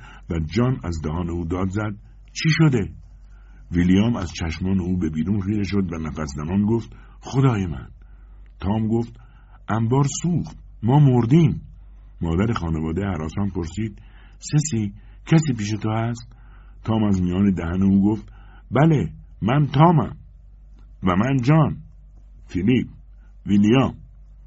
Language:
Persian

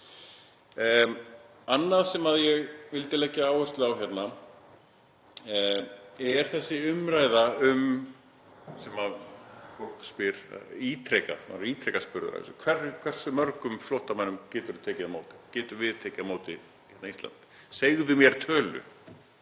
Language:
Icelandic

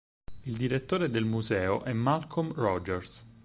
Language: Italian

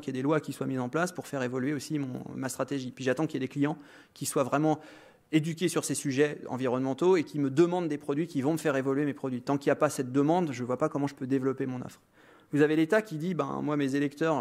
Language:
French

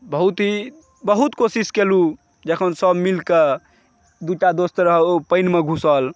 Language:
Maithili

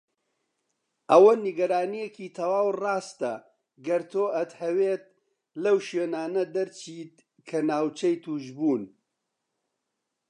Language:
Central Kurdish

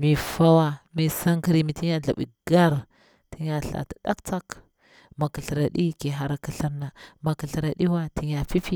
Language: Bura-Pabir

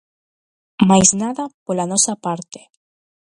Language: Galician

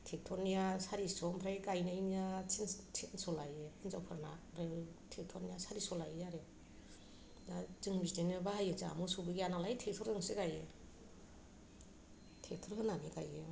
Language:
Bodo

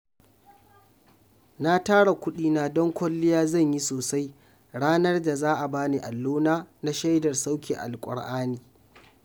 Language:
Hausa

